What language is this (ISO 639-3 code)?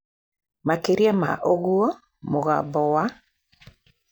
kik